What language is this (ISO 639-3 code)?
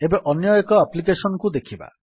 ori